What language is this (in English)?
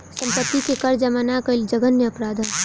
Bhojpuri